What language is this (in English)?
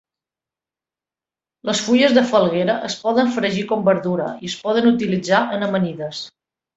Catalan